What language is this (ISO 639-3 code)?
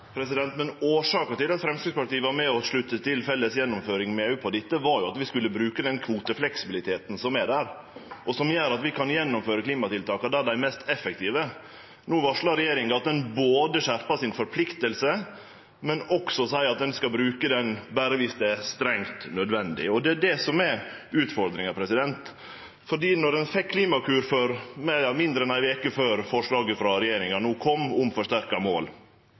nor